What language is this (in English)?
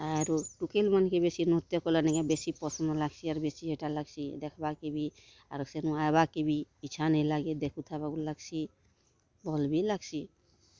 Odia